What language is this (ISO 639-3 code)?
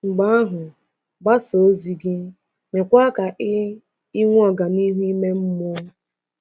ibo